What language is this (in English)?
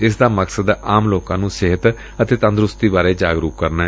Punjabi